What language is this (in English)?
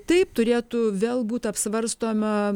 Lithuanian